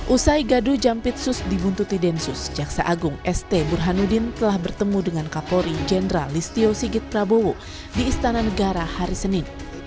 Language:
Indonesian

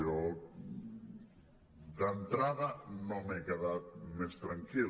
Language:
Catalan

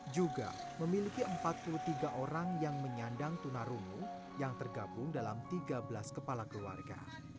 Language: Indonesian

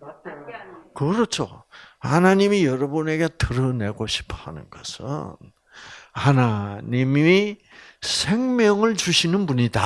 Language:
Korean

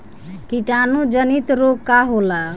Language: Bhojpuri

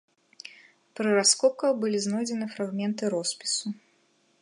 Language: Belarusian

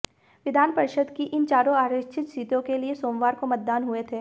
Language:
Hindi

